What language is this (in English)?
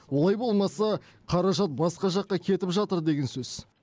Kazakh